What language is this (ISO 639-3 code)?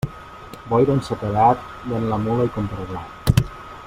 cat